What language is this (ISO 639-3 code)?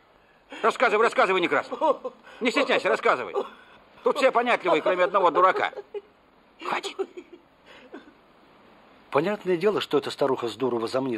rus